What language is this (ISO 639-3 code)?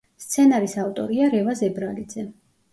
kat